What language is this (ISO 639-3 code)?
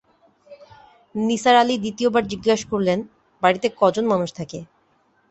ben